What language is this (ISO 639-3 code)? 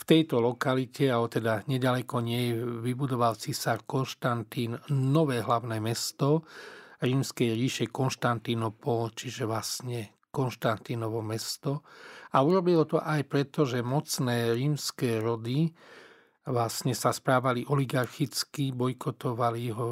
slk